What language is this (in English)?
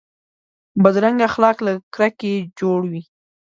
Pashto